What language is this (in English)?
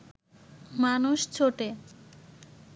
Bangla